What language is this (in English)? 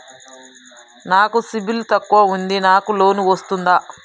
Telugu